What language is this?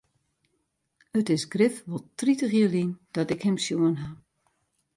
Western Frisian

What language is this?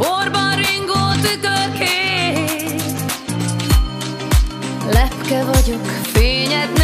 Hungarian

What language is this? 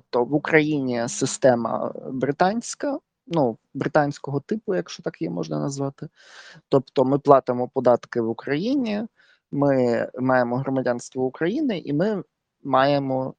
Ukrainian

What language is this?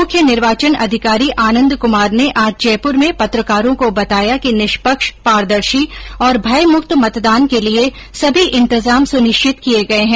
Hindi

